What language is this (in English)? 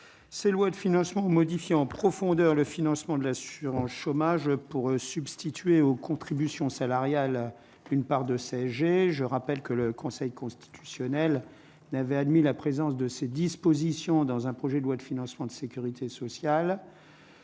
French